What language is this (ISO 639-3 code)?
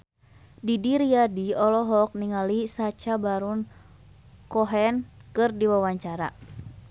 sun